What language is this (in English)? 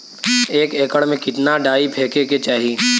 Bhojpuri